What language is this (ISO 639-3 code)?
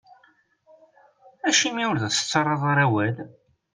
kab